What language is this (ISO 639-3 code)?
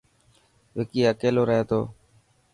mki